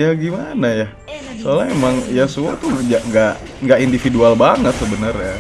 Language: Indonesian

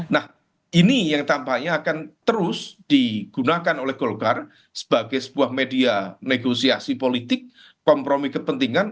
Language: Indonesian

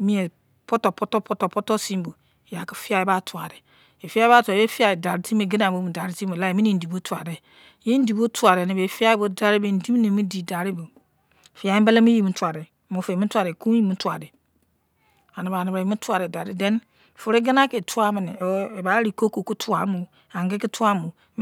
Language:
Izon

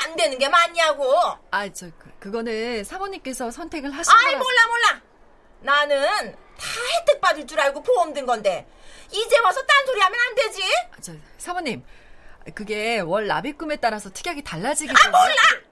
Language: Korean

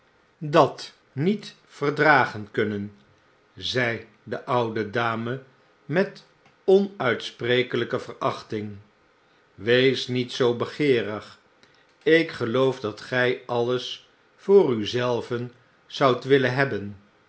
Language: Dutch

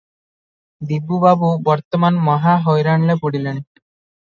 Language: Odia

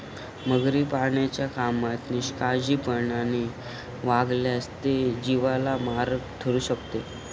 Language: Marathi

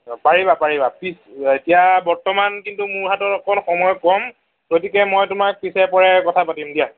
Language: Assamese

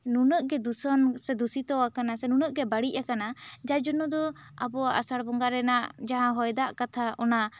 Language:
Santali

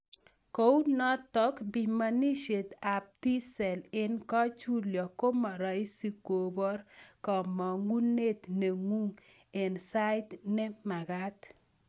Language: Kalenjin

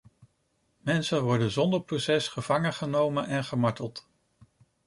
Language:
Dutch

